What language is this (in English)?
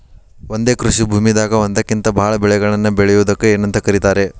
Kannada